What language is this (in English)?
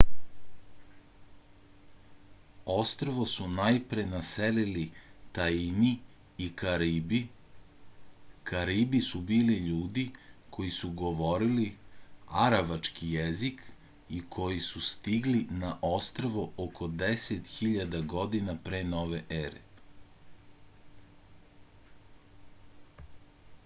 Serbian